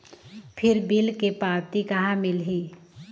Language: Chhattisgarhi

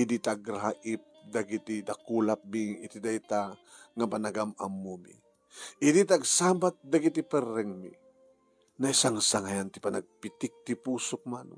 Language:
Filipino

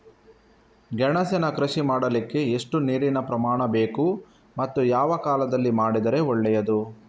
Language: Kannada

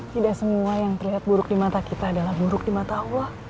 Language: Indonesian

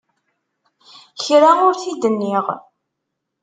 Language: Kabyle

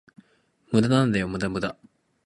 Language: Japanese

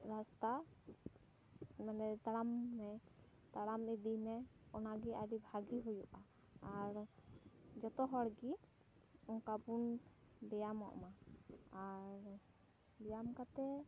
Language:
Santali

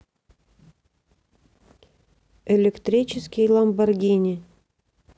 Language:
Russian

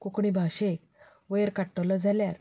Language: Konkani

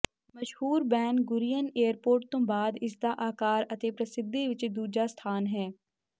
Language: Punjabi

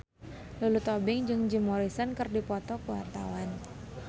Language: Sundanese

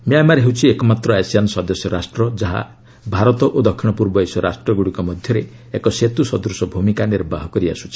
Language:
Odia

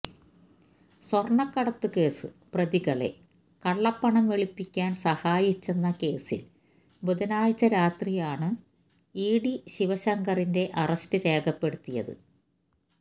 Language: Malayalam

